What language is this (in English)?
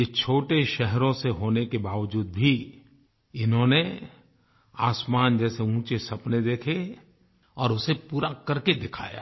Hindi